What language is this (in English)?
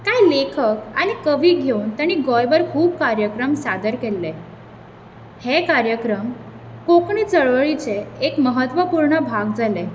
Konkani